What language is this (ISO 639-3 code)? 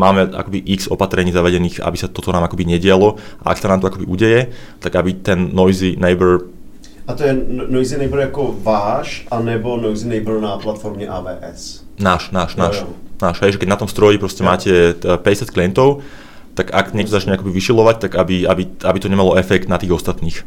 ces